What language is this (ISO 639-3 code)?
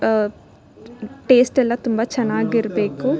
kan